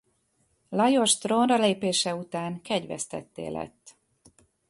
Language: Hungarian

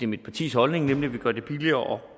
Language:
Danish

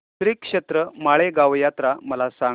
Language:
Marathi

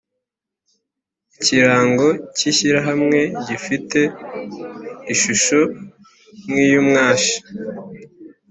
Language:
Kinyarwanda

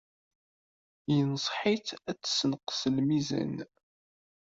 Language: Kabyle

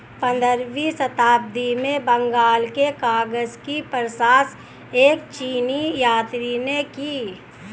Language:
Hindi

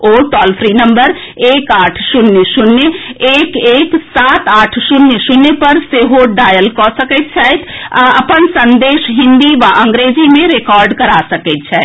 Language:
Maithili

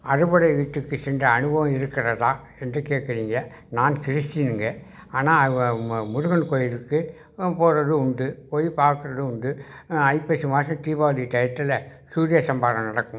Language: Tamil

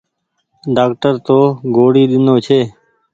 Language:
Goaria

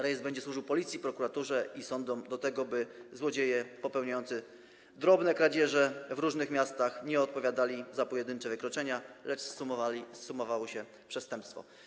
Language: Polish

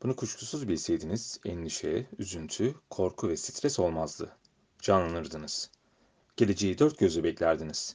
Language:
Turkish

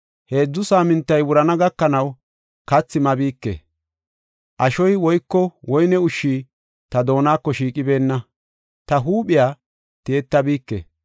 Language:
Gofa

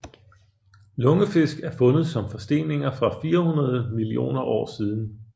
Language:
Danish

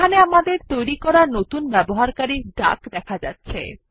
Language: Bangla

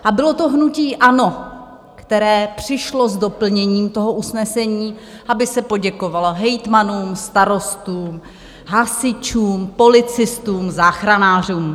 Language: Czech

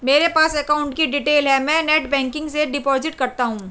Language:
Hindi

